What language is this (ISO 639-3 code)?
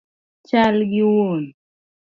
luo